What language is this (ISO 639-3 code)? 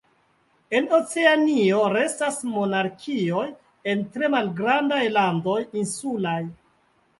epo